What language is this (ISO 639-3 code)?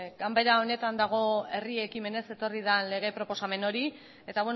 eus